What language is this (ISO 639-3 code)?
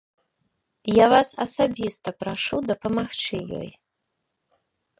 bel